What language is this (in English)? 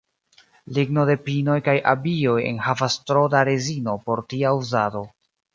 Esperanto